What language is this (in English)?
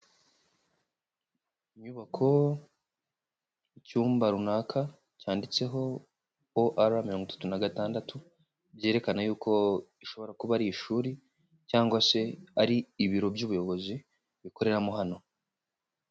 Kinyarwanda